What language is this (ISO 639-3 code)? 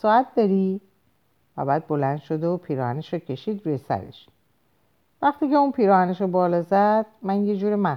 fas